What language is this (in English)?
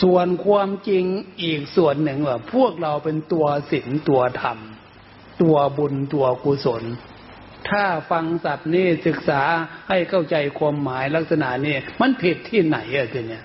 Thai